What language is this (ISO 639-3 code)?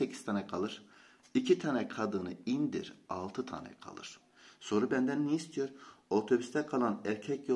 tur